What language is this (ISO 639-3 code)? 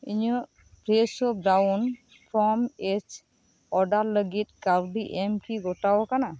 sat